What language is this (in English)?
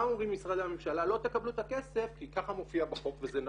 Hebrew